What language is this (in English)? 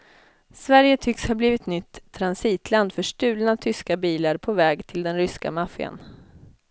Swedish